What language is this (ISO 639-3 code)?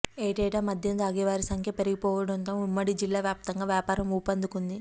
tel